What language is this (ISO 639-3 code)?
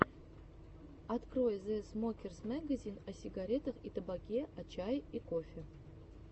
rus